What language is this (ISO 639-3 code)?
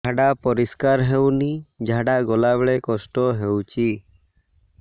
ori